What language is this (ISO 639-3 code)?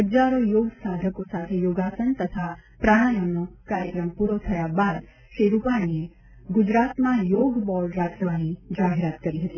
guj